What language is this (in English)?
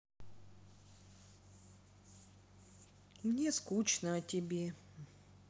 Russian